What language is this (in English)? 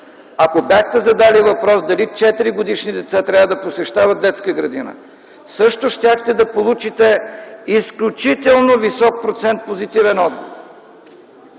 Bulgarian